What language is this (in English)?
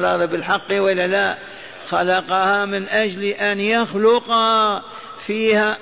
Arabic